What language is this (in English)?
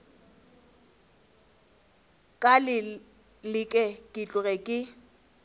Northern Sotho